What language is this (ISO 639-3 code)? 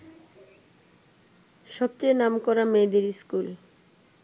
ben